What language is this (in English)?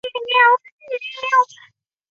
Chinese